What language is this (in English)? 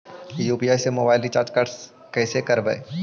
Magahi